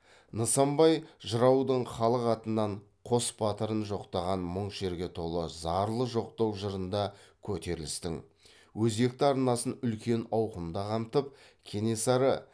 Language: Kazakh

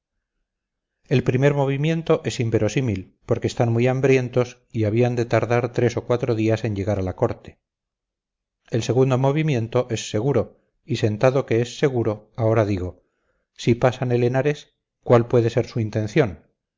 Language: Spanish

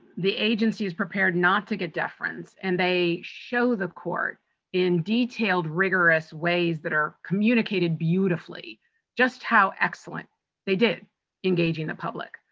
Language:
English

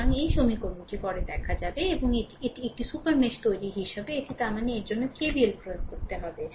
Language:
Bangla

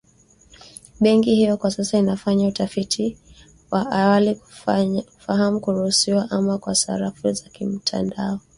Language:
Swahili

